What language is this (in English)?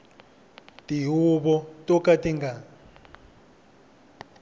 Tsonga